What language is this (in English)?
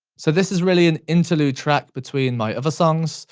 English